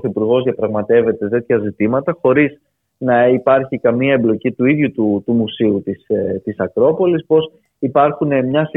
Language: Greek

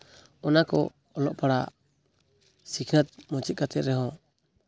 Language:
Santali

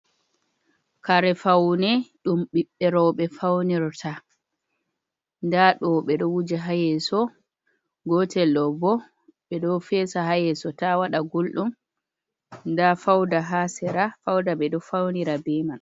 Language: Fula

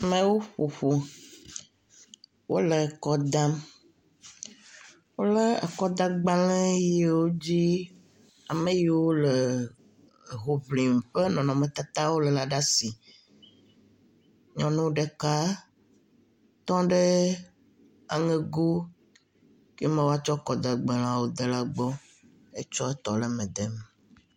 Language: Ewe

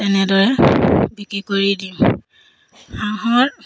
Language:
Assamese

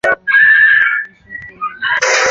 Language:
Chinese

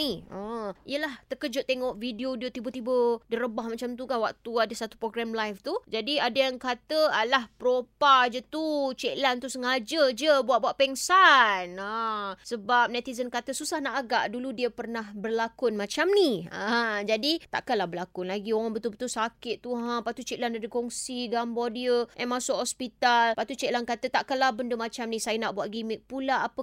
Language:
Malay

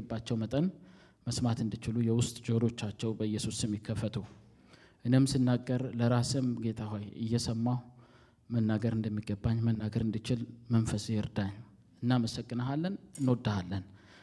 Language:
Amharic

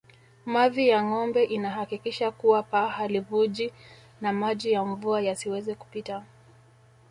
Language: Swahili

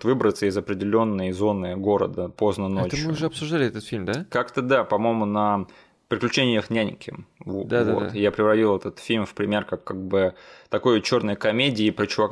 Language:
Russian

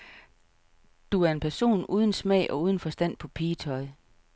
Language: Danish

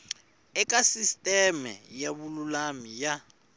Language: Tsonga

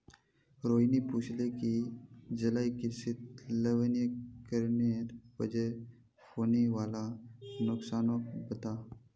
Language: Magahi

